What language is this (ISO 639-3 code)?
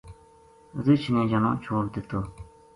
gju